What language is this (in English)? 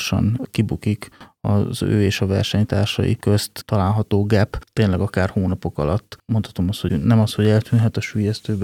Hungarian